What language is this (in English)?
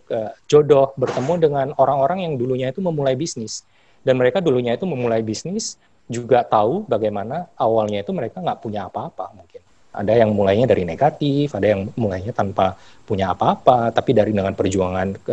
Indonesian